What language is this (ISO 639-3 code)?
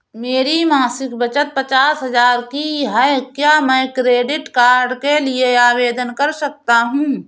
hin